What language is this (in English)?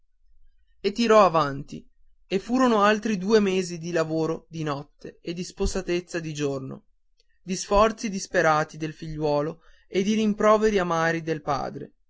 Italian